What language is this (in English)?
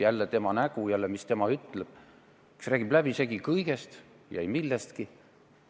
Estonian